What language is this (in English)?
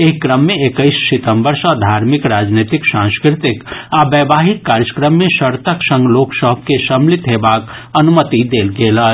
Maithili